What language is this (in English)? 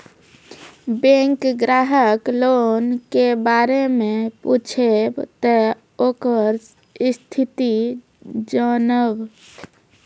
Maithili